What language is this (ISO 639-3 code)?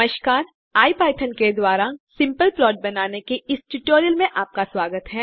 hin